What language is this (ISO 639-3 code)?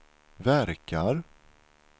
swe